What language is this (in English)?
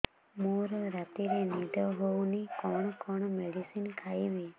Odia